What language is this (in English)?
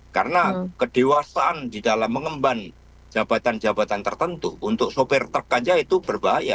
Indonesian